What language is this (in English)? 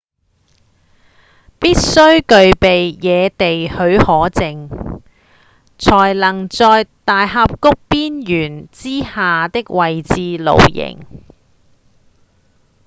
Cantonese